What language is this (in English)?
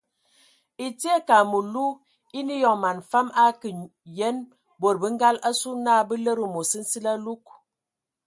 Ewondo